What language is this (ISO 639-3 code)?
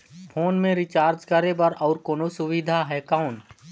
hne